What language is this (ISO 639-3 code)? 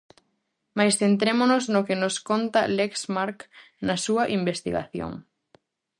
glg